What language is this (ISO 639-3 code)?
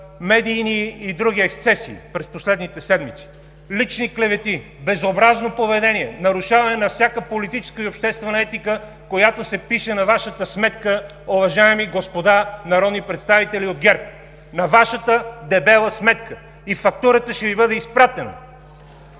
bul